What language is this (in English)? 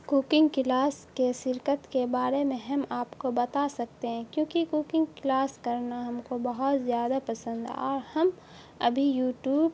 Urdu